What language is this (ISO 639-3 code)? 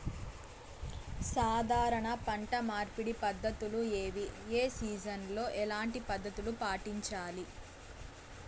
tel